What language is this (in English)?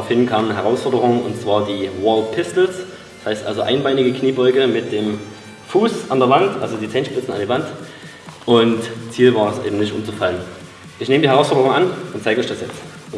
German